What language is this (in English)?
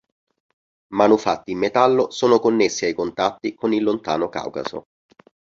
Italian